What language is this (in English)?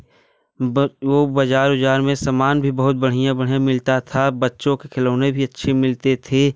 Hindi